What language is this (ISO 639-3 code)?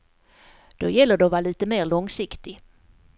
swe